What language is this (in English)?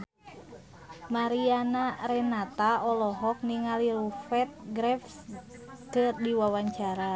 Sundanese